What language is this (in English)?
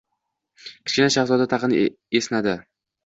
Uzbek